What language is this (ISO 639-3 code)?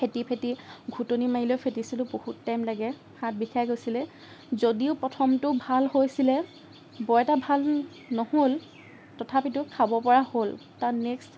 asm